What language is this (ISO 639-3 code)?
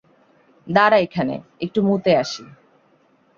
ben